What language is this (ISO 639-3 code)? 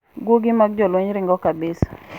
luo